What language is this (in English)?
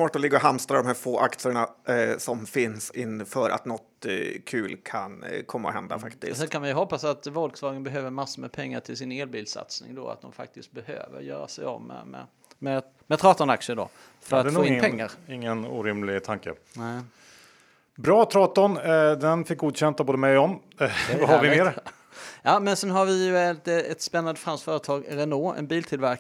Swedish